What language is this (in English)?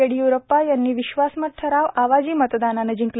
Marathi